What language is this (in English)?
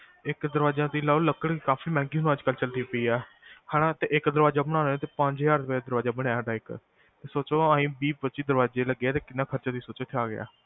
Punjabi